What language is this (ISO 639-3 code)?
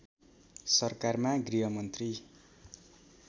nep